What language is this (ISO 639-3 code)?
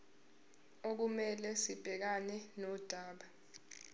zul